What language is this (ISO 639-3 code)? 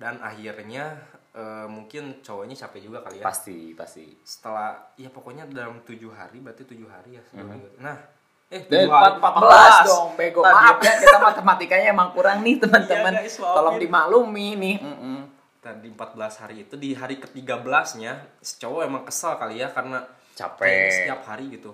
ind